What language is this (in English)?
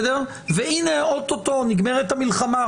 Hebrew